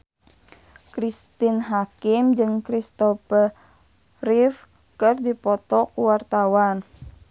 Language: Sundanese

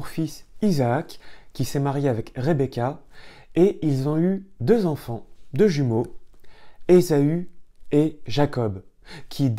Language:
French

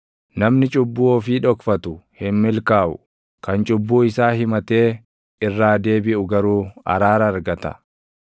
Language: Oromo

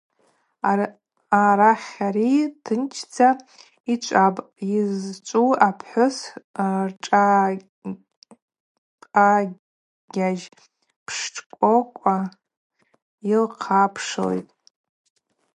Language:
Abaza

